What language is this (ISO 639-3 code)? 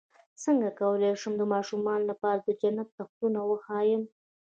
pus